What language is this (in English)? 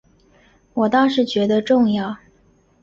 Chinese